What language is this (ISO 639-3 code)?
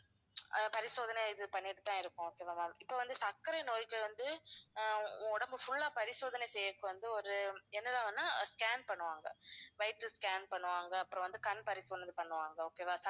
tam